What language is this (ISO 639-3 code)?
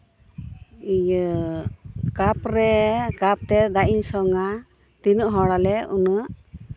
sat